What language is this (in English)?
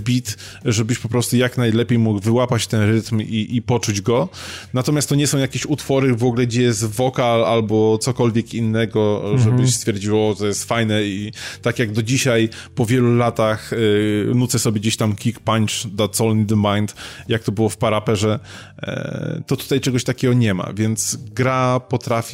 Polish